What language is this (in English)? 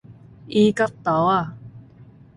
Min Nan Chinese